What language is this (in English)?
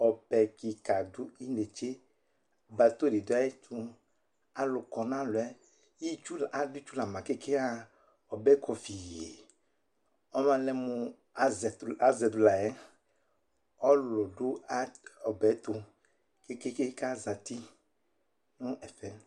Ikposo